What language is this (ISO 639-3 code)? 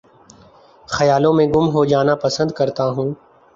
urd